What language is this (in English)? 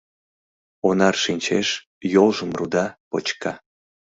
Mari